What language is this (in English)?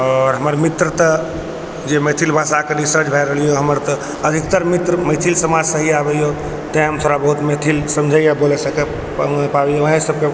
Maithili